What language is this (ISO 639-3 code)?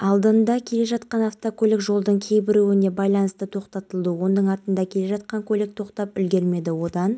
kaz